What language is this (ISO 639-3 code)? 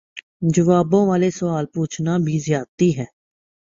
urd